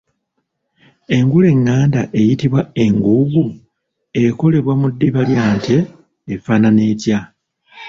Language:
Ganda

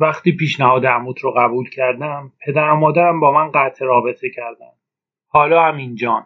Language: Persian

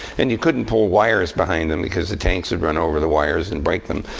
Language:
English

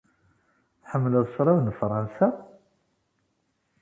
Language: Kabyle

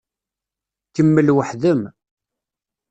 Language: Kabyle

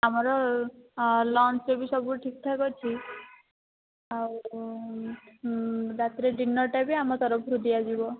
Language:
Odia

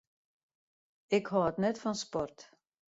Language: Western Frisian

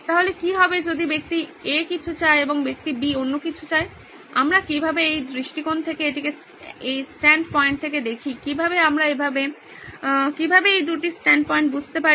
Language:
Bangla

